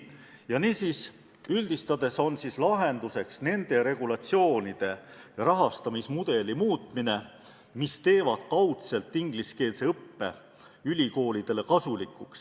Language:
Estonian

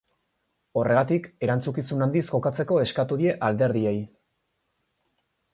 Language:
Basque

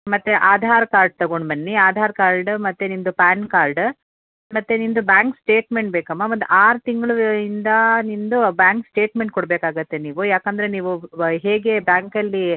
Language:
Kannada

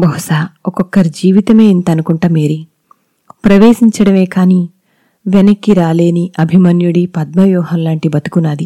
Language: Telugu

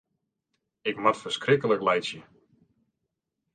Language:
Western Frisian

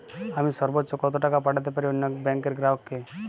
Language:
Bangla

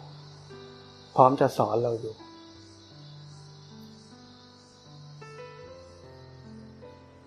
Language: Thai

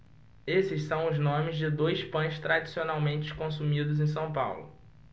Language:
Portuguese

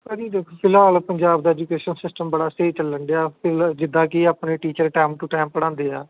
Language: Punjabi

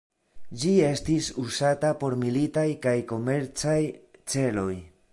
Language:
Esperanto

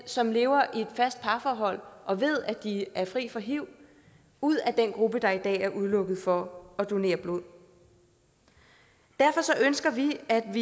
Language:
Danish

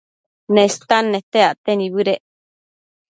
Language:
Matsés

